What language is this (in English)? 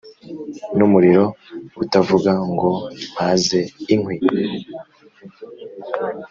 Kinyarwanda